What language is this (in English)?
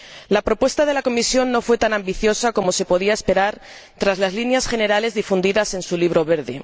Spanish